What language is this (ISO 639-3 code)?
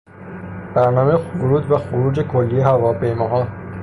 fas